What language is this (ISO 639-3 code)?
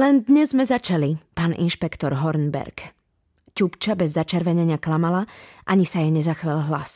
slk